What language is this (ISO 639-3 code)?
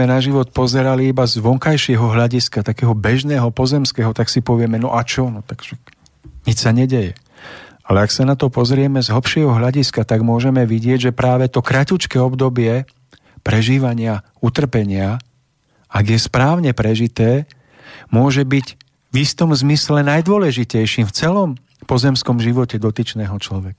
slk